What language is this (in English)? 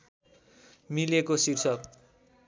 Nepali